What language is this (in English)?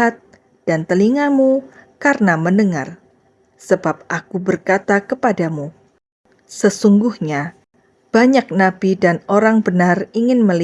Indonesian